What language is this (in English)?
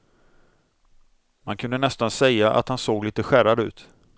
Swedish